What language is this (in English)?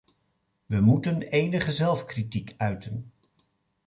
Dutch